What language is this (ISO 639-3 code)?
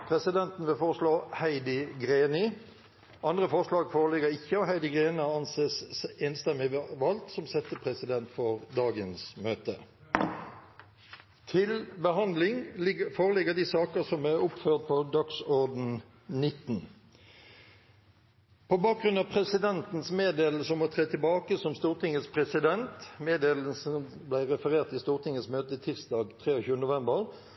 nob